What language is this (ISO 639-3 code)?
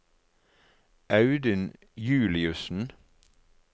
nor